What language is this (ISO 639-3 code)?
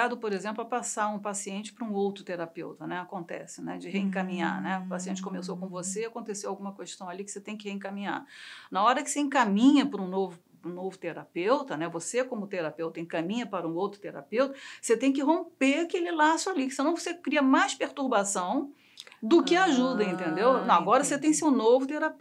por